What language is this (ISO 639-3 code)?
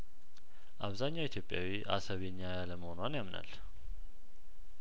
amh